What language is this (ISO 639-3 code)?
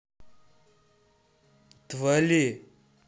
rus